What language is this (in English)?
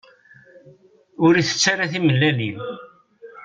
Kabyle